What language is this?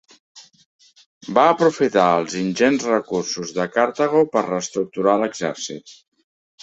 Catalan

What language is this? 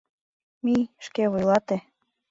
Mari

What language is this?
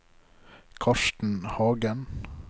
Norwegian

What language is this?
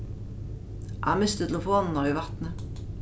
Faroese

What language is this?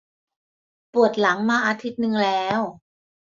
Thai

